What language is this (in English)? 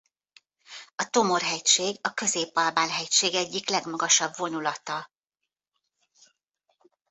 Hungarian